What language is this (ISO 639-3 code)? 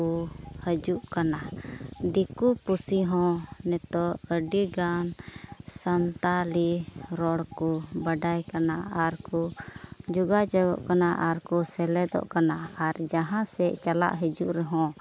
sat